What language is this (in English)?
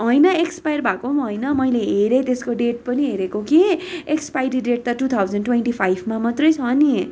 Nepali